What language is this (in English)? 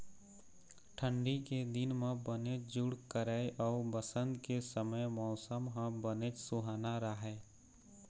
Chhattisgarhi